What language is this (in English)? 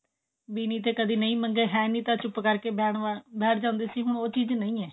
Punjabi